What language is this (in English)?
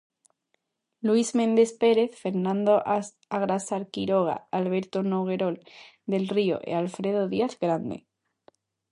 Galician